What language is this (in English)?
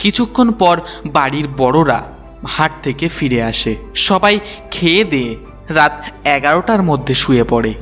Bangla